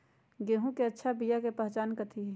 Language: Magahi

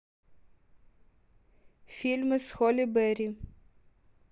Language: Russian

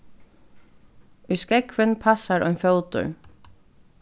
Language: Faroese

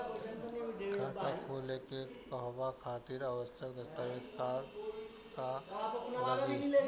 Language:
Bhojpuri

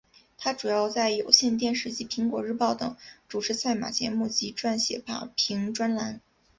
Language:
Chinese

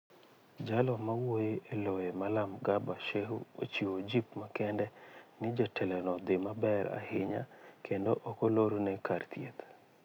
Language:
Luo (Kenya and Tanzania)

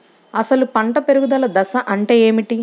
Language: Telugu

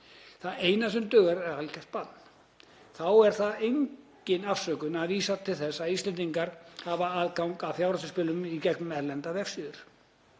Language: Icelandic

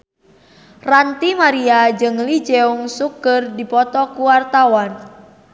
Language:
Sundanese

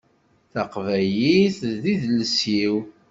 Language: Kabyle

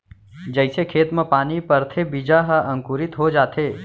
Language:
Chhattisgarhi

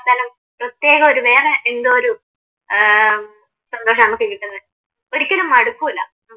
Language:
Malayalam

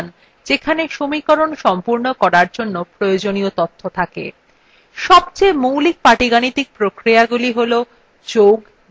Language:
Bangla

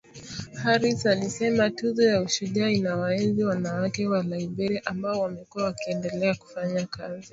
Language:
Swahili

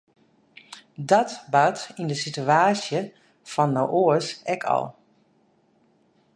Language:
Western Frisian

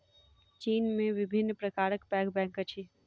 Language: Maithili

